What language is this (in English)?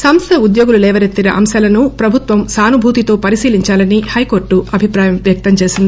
Telugu